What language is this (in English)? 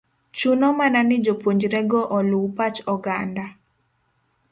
Luo (Kenya and Tanzania)